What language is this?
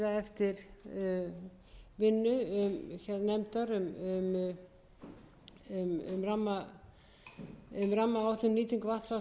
Icelandic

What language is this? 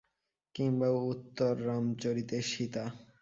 Bangla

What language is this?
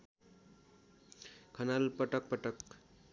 Nepali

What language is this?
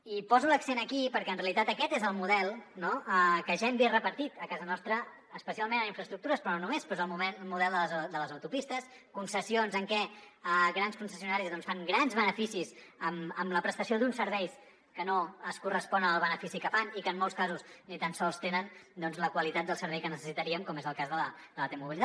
Catalan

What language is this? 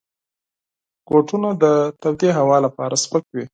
Pashto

